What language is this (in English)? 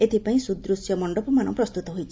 Odia